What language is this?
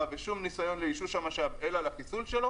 Hebrew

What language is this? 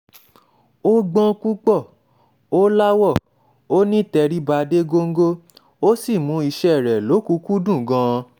Yoruba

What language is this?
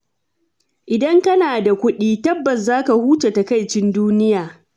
Hausa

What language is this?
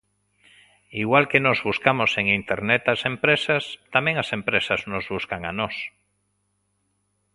Galician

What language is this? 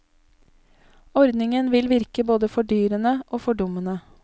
Norwegian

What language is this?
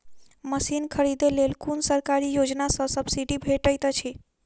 Maithili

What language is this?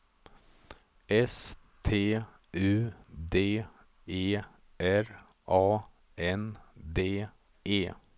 Swedish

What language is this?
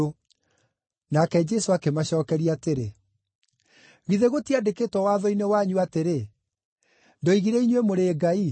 Kikuyu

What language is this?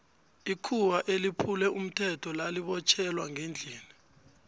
South Ndebele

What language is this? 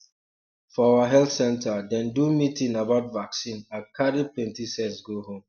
Nigerian Pidgin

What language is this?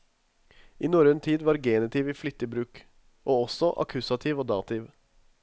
Norwegian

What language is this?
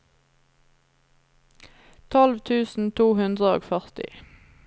Norwegian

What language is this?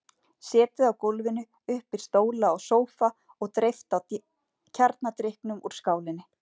Icelandic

